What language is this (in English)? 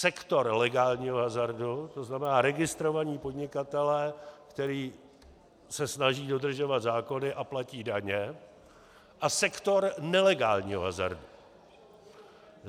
Czech